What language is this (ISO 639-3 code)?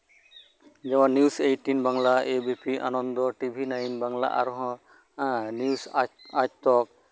sat